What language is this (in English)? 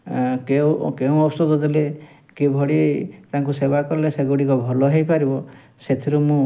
Odia